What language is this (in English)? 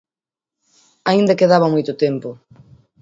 Galician